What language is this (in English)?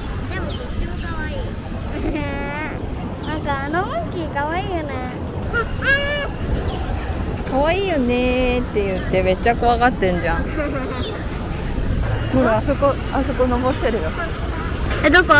Japanese